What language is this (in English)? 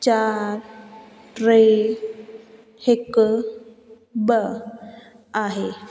Sindhi